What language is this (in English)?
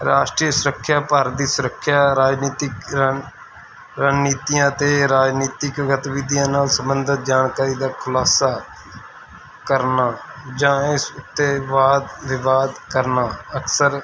Punjabi